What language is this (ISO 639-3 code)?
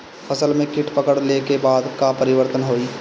bho